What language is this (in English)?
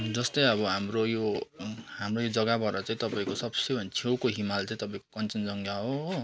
Nepali